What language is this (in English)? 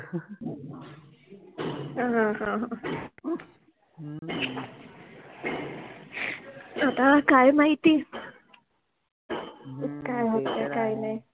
Marathi